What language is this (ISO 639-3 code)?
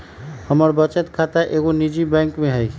mag